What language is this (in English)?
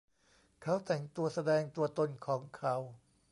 Thai